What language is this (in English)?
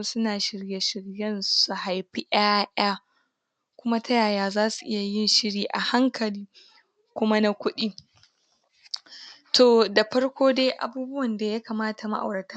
Hausa